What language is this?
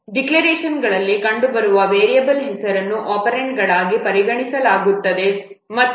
Kannada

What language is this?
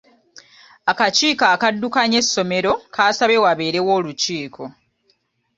Ganda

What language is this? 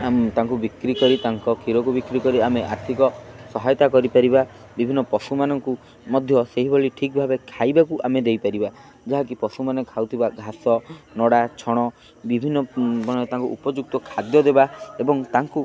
Odia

